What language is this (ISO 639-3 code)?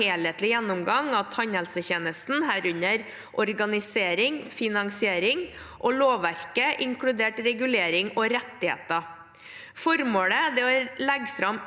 nor